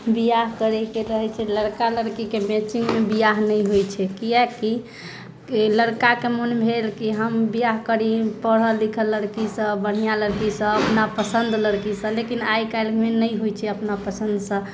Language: Maithili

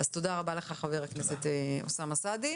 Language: Hebrew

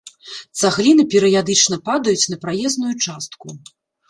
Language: Belarusian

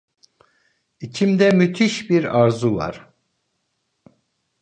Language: Turkish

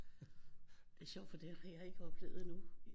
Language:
Danish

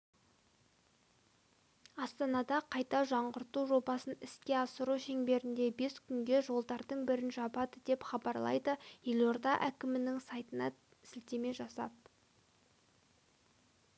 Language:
Kazakh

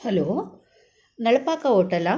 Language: Kannada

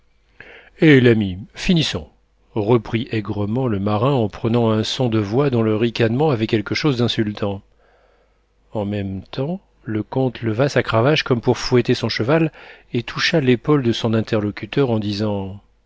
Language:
French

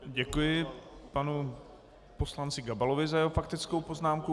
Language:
Czech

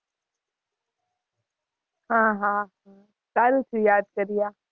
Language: Gujarati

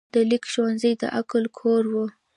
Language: Pashto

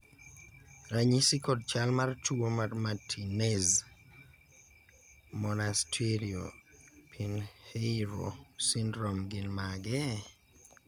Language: Luo (Kenya and Tanzania)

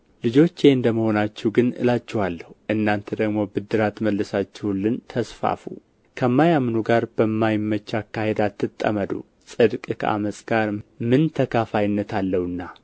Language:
Amharic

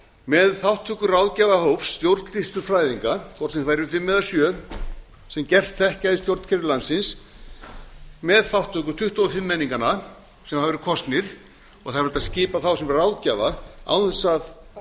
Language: Icelandic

